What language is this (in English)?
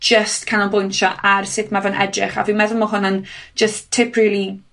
Welsh